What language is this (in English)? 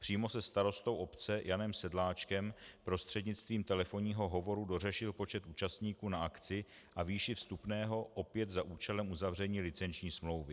Czech